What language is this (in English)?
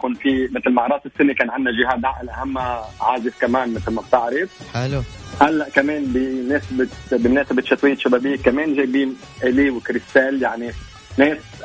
Arabic